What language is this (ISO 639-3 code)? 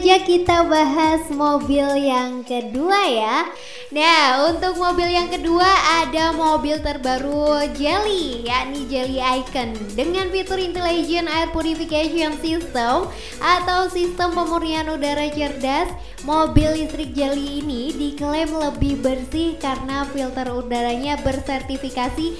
ind